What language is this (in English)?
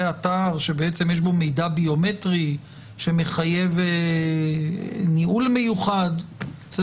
Hebrew